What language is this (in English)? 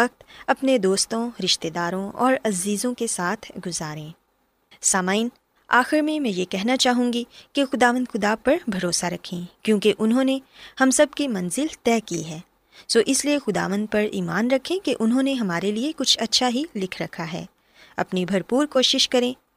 Urdu